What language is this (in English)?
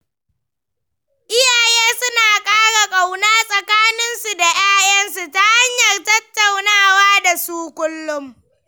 Hausa